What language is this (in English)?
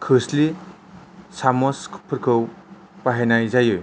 Bodo